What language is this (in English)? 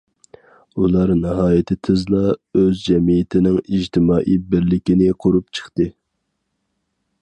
Uyghur